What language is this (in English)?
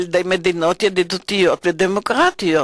Hebrew